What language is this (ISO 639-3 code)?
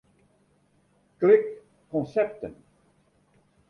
fry